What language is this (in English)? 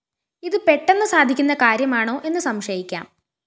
Malayalam